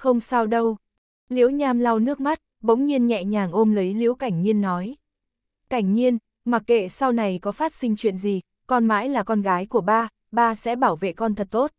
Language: Vietnamese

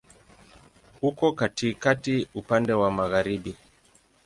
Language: Swahili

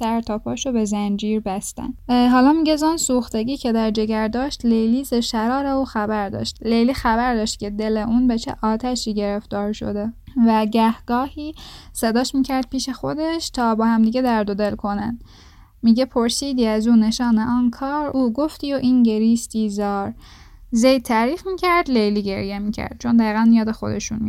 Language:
Persian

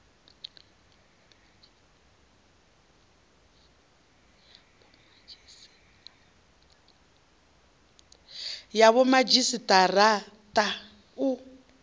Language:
Venda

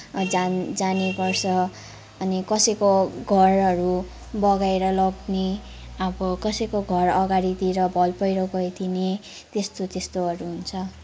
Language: Nepali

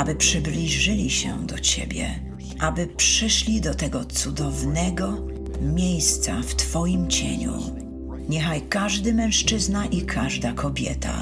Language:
Polish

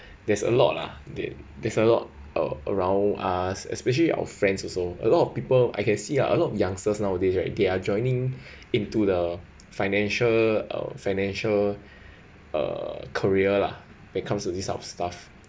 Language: English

